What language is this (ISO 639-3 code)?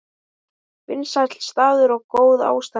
isl